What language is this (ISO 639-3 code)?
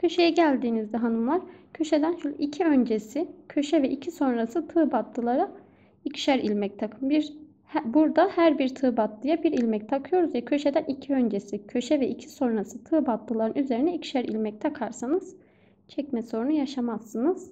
tur